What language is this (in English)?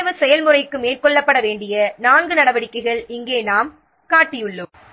Tamil